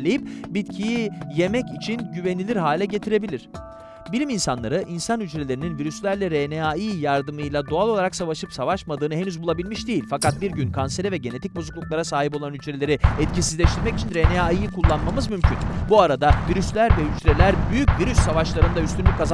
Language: Turkish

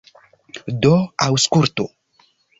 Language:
Esperanto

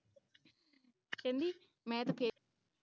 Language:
Punjabi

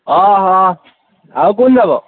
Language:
Assamese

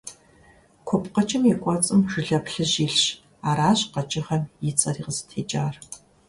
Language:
Kabardian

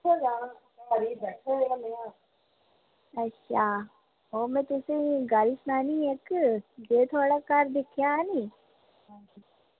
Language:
Dogri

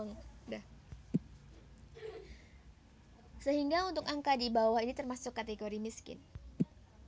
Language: Javanese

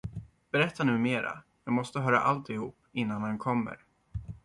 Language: Swedish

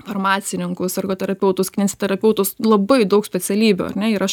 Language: Lithuanian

